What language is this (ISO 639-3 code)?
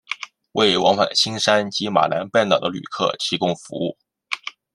zho